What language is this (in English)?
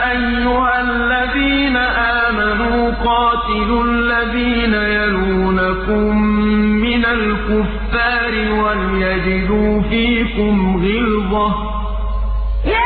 Arabic